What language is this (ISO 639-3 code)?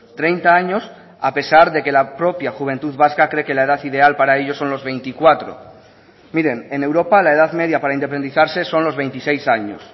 spa